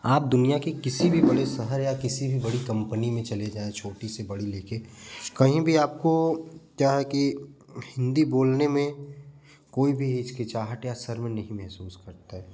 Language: Hindi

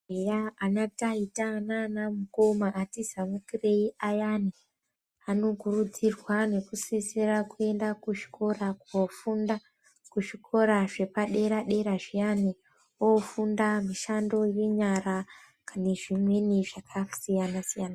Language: Ndau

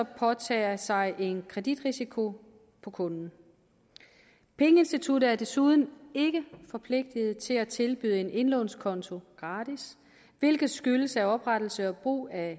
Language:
Danish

